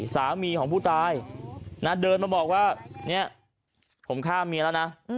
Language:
Thai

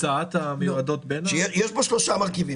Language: Hebrew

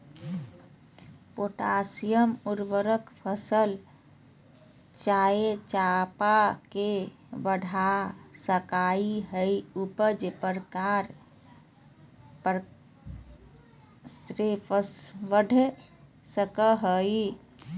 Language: Magahi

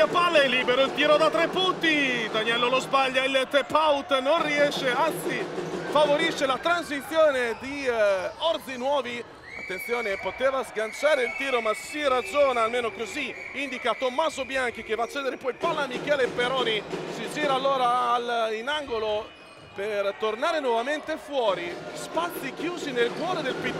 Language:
Italian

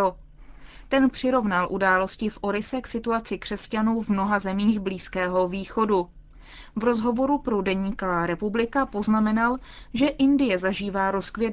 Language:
Czech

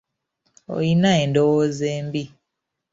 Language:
Ganda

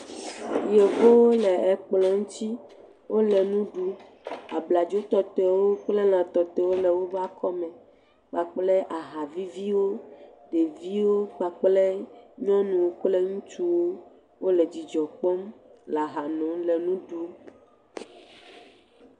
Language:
Ewe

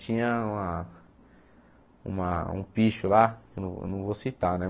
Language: Portuguese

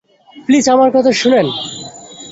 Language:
Bangla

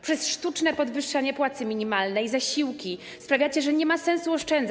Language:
Polish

